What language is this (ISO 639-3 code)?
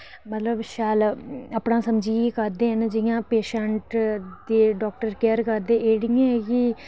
doi